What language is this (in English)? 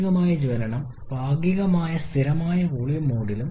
Malayalam